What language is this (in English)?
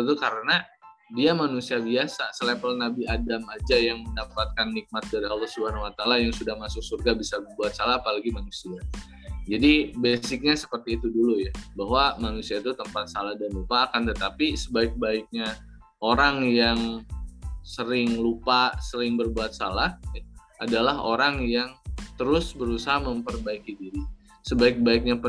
Indonesian